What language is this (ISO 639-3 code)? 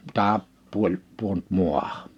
fin